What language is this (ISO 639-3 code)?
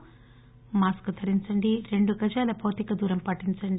tel